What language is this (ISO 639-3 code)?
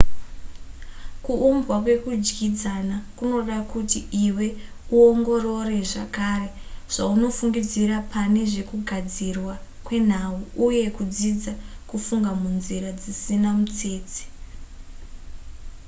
sna